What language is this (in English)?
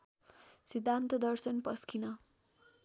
Nepali